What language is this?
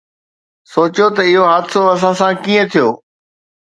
Sindhi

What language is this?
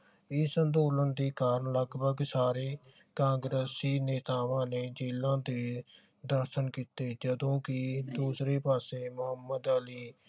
Punjabi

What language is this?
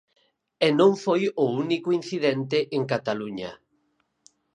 Galician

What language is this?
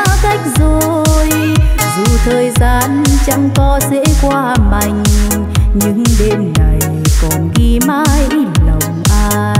Vietnamese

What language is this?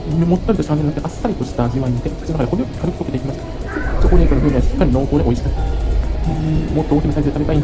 Japanese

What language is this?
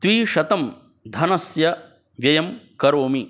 Sanskrit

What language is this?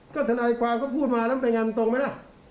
Thai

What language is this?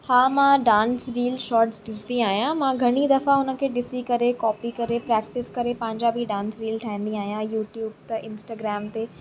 Sindhi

